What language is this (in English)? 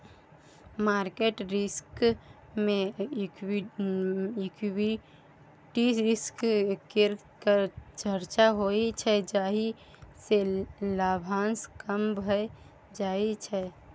Maithili